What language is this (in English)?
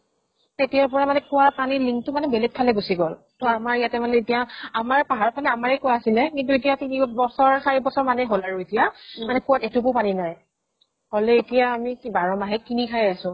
Assamese